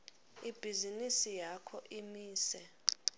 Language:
Swati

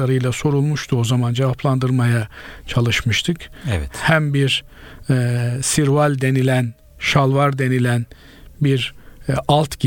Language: Turkish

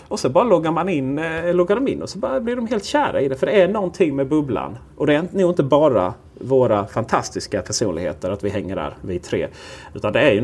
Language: Swedish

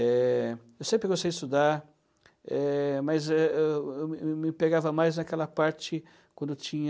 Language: Portuguese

